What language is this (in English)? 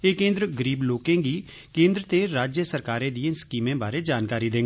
Dogri